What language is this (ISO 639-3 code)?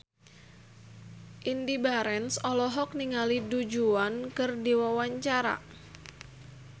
sun